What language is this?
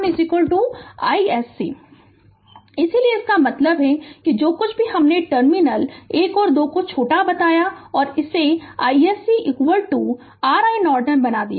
Hindi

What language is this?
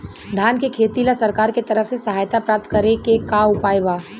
Bhojpuri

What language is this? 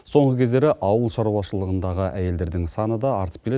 Kazakh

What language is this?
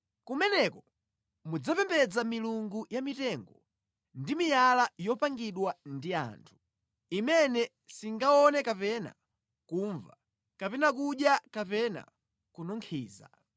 Nyanja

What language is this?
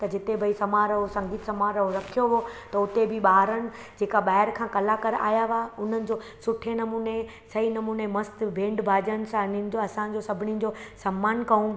Sindhi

